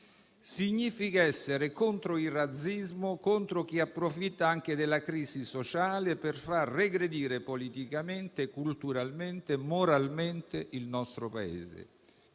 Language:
Italian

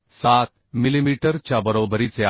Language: Marathi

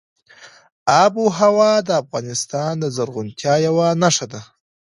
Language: Pashto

